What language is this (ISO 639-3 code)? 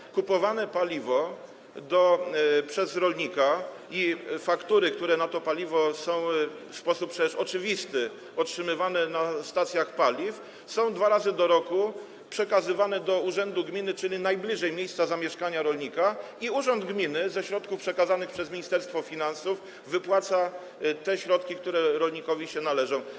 pol